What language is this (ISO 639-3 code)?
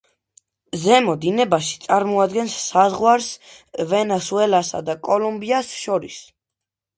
kat